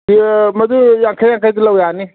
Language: Manipuri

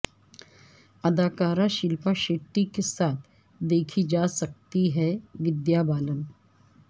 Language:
Urdu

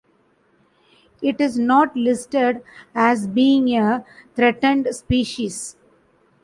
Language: English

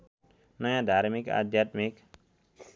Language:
Nepali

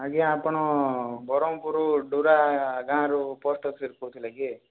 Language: Odia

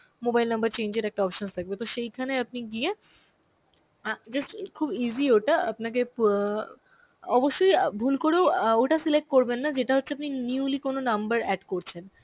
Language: Bangla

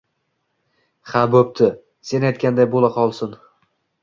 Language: Uzbek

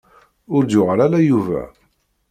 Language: Kabyle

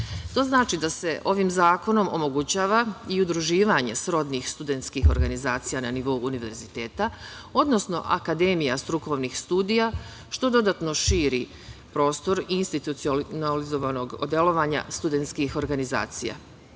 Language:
Serbian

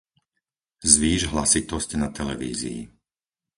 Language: Slovak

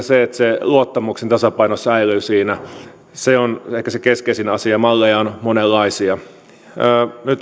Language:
Finnish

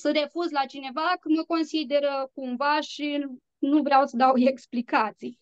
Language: Romanian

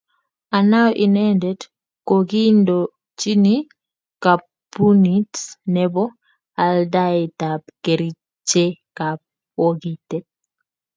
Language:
Kalenjin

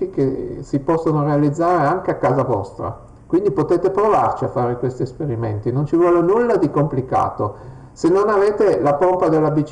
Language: Italian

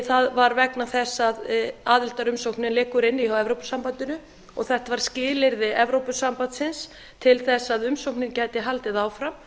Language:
Icelandic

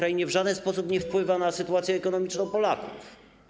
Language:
Polish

